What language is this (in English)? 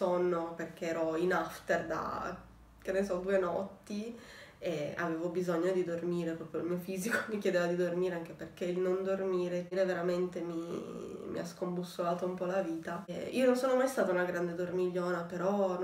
Italian